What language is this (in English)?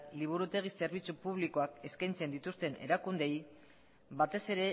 Basque